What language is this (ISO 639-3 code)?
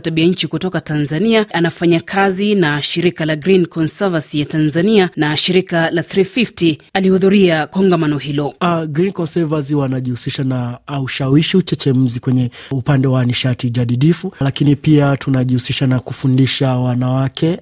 swa